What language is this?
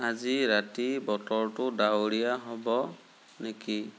Assamese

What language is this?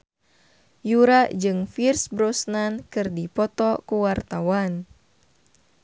Sundanese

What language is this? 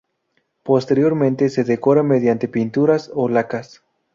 Spanish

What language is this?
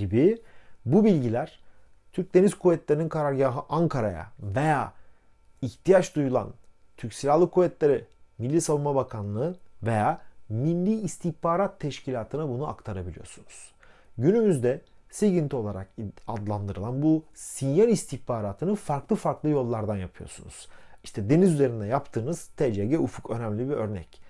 Turkish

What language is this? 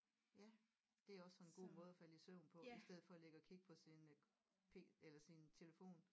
Danish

